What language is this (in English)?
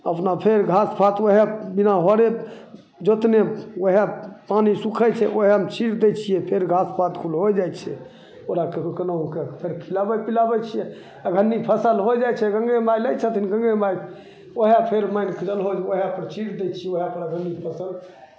Maithili